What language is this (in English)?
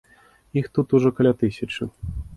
Belarusian